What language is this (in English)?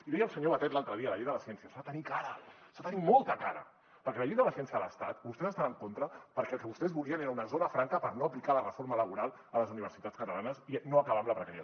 Catalan